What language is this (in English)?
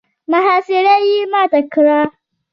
Pashto